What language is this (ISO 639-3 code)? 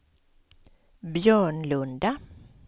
swe